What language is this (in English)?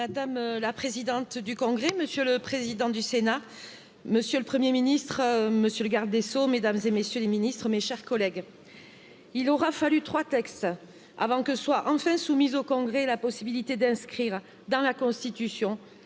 French